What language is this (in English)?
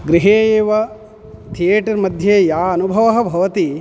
Sanskrit